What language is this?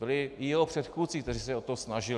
Czech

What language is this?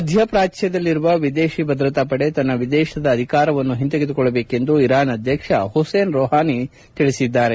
Kannada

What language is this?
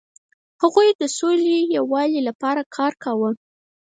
Pashto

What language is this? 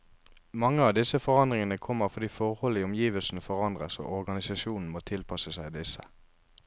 Norwegian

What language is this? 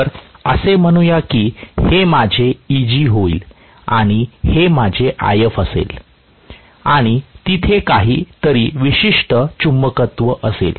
Marathi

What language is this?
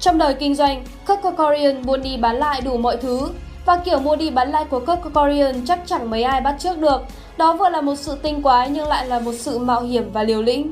Vietnamese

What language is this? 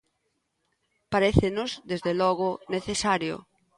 Galician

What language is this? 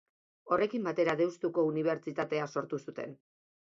Basque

